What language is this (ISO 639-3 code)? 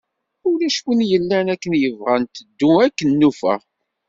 kab